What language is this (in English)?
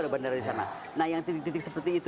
Indonesian